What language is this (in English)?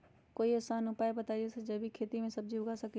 Magahi